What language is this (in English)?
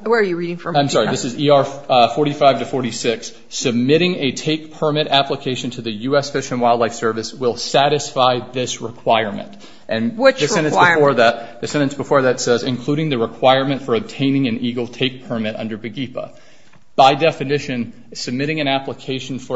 English